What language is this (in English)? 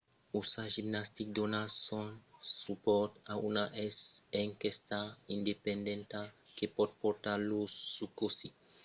Occitan